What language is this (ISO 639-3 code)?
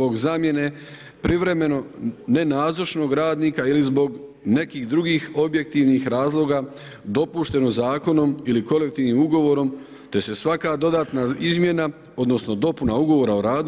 hrv